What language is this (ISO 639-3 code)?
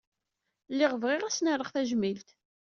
kab